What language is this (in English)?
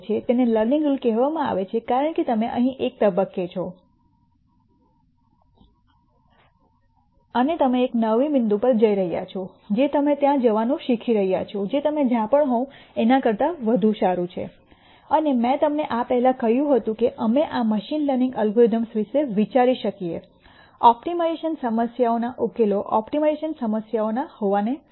Gujarati